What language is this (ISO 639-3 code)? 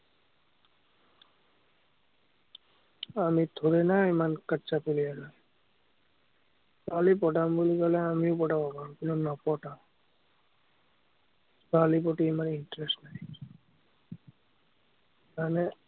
asm